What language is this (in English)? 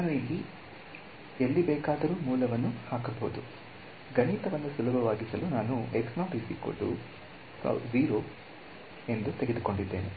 Kannada